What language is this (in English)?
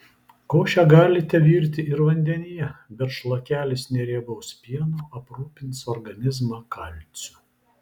Lithuanian